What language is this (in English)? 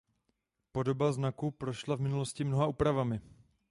Czech